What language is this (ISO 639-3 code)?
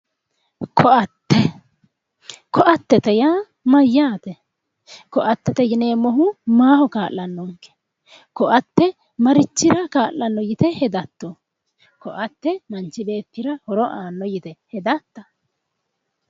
sid